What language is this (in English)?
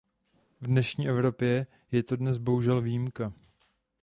Czech